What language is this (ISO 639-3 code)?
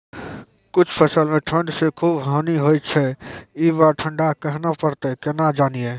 mai